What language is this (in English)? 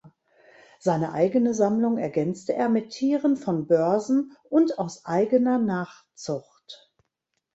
German